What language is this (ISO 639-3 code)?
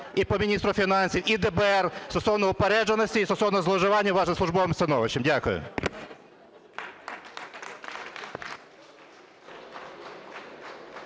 ukr